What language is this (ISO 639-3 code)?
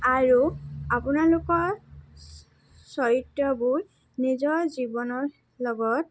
asm